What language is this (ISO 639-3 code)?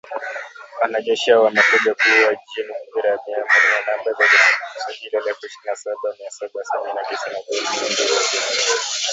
swa